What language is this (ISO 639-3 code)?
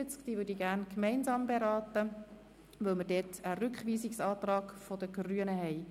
gsw